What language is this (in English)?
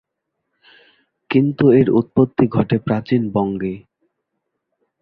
Bangla